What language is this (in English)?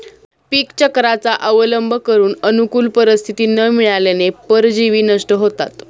Marathi